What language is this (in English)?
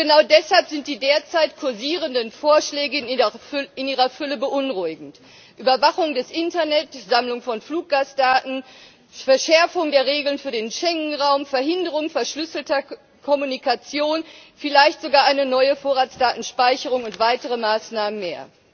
German